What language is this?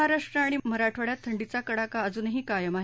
Marathi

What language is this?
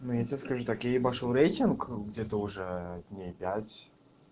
Russian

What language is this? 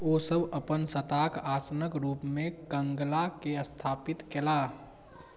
Maithili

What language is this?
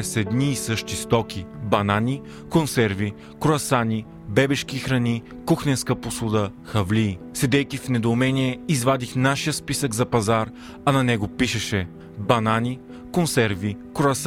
Bulgarian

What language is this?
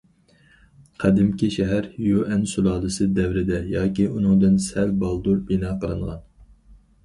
Uyghur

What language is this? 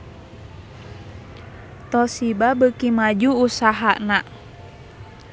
Sundanese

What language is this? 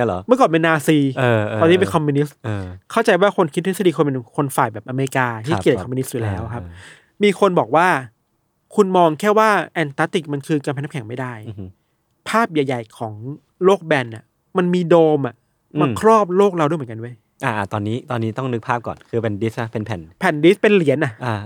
Thai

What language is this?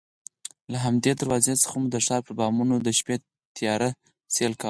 Pashto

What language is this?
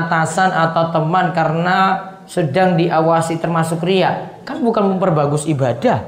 Indonesian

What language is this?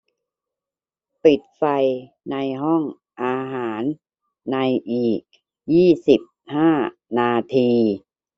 Thai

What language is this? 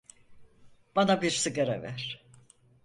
Turkish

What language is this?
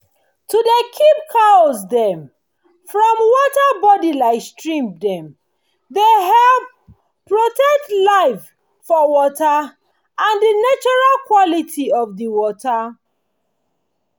Nigerian Pidgin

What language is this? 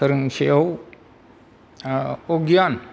Bodo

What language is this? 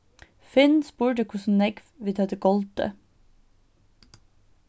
Faroese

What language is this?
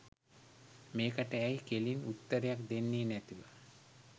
Sinhala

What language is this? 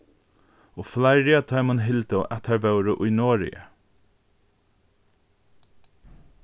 Faroese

